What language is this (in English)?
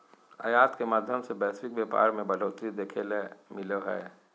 Magahi